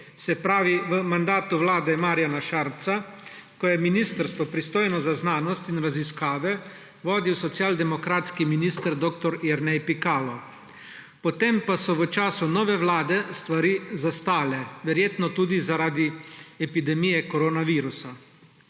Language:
Slovenian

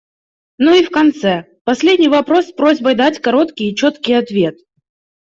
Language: Russian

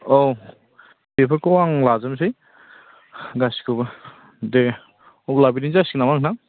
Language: Bodo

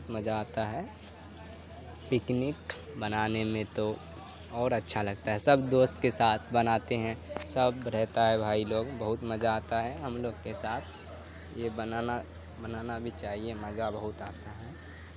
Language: Urdu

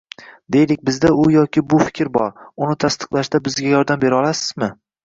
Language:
Uzbek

